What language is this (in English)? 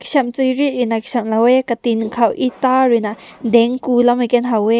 Rongmei Naga